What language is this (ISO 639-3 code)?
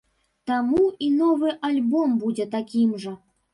bel